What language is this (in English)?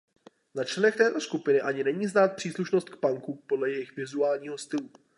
Czech